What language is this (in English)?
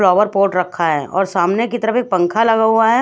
Hindi